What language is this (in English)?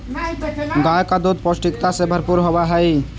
Magahi